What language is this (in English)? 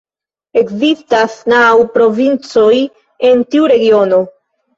Esperanto